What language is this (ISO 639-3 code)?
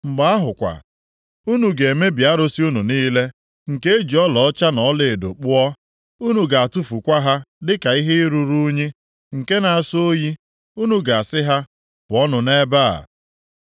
ibo